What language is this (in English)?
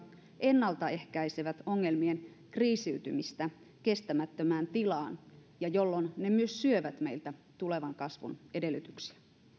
Finnish